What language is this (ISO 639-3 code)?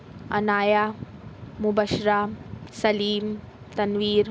urd